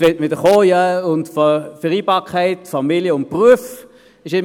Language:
Swiss German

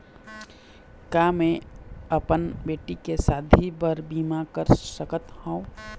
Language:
Chhattisgarhi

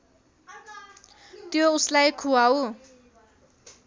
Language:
Nepali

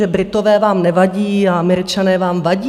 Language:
Czech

